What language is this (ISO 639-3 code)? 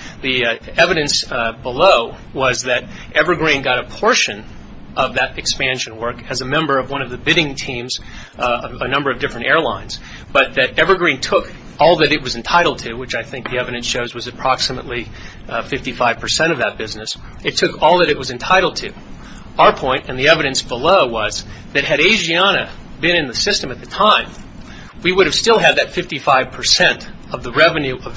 eng